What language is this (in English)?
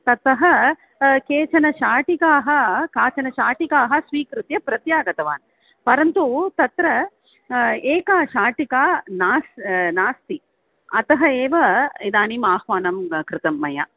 Sanskrit